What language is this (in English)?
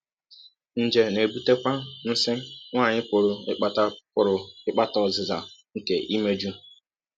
Igbo